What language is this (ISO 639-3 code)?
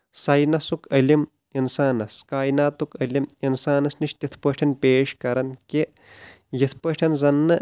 kas